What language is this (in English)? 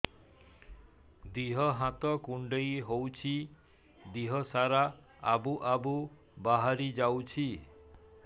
Odia